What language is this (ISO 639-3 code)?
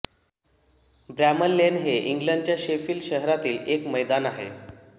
mar